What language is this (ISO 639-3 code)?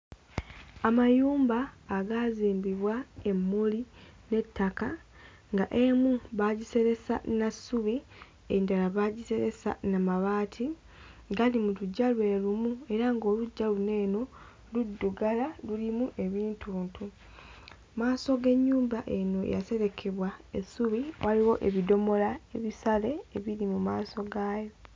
lug